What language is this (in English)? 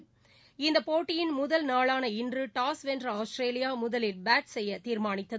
Tamil